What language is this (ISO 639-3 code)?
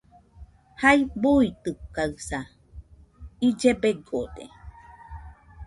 hux